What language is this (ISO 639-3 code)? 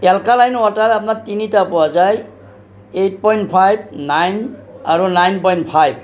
asm